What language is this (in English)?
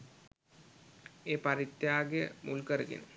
Sinhala